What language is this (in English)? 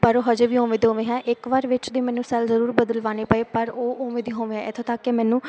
Punjabi